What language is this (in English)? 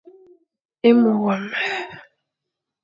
Fang